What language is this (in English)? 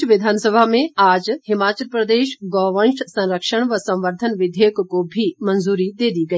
Hindi